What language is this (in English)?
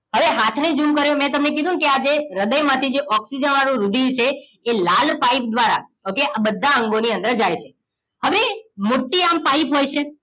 Gujarati